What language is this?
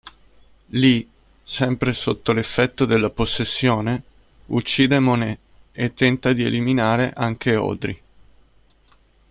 Italian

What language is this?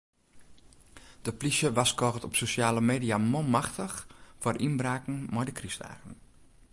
Western Frisian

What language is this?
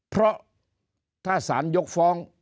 Thai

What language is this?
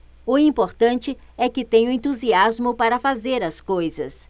Portuguese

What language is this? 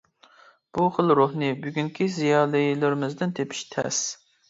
Uyghur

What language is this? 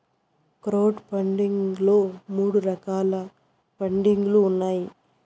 Telugu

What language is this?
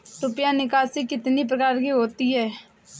Hindi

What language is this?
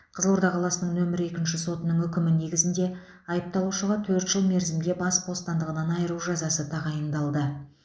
Kazakh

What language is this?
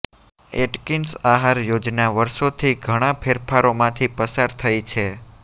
Gujarati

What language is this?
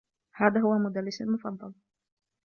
Arabic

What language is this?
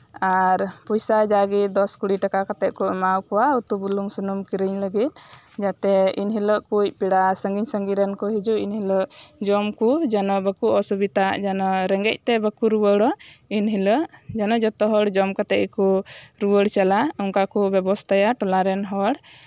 Santali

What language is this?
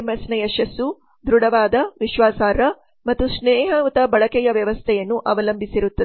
Kannada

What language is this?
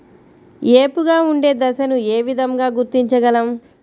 Telugu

